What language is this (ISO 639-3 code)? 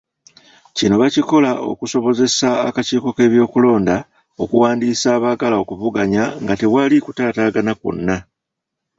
lug